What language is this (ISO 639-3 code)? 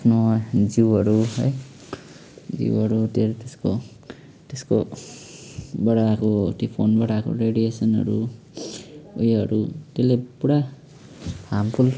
nep